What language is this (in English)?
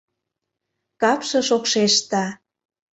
Mari